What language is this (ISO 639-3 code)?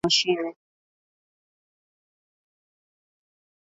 swa